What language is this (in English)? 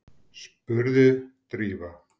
Icelandic